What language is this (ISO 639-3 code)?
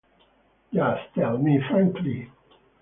eng